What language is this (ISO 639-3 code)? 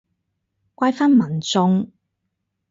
yue